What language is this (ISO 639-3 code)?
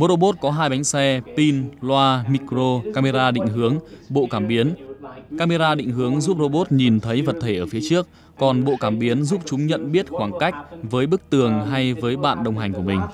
vie